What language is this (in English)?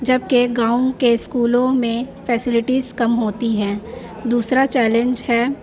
Urdu